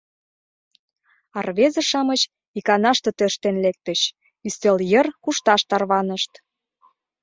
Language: Mari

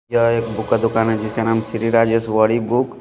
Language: Hindi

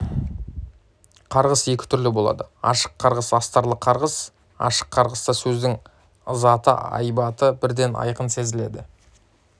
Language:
Kazakh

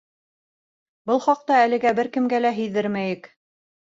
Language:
Bashkir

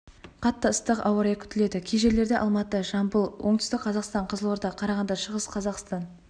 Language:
Kazakh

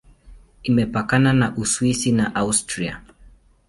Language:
Swahili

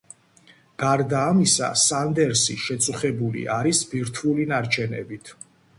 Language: Georgian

